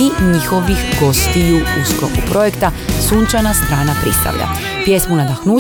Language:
Croatian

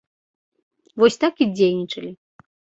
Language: Belarusian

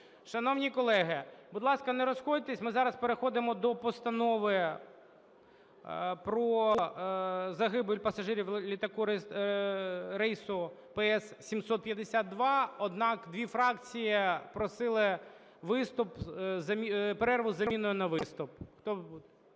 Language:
Ukrainian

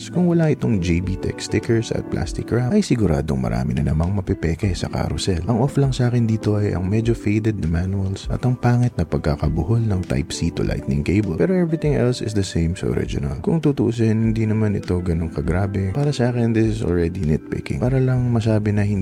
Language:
Filipino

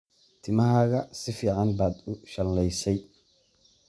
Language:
Somali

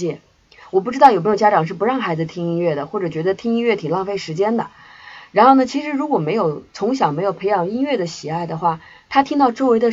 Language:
Chinese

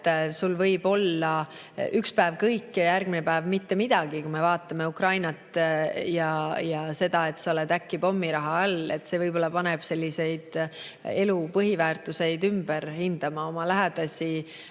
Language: Estonian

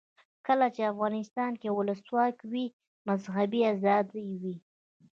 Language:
Pashto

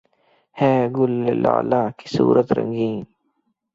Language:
Urdu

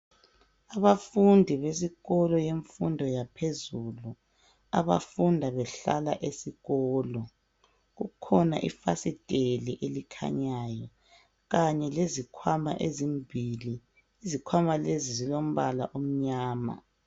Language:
North Ndebele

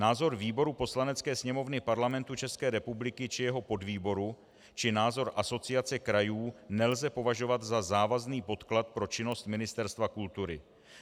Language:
Czech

